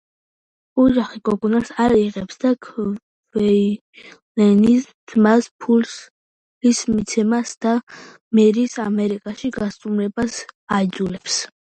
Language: Georgian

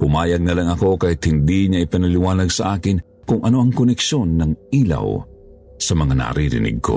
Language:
Filipino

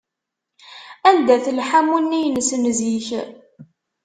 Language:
Kabyle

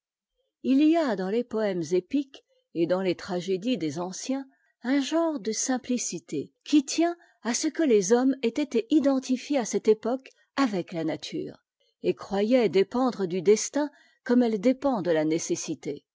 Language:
French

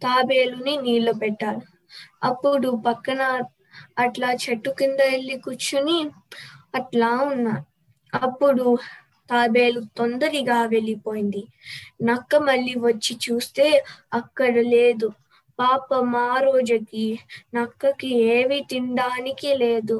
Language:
Telugu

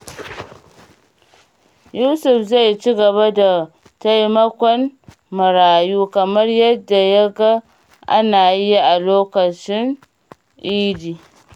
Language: Hausa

